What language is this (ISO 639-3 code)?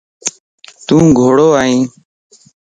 lss